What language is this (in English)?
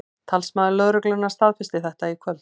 Icelandic